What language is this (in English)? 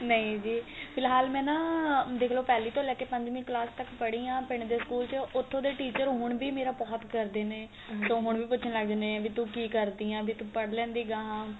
Punjabi